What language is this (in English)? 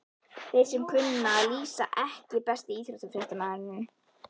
Icelandic